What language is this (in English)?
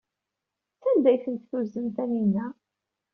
Kabyle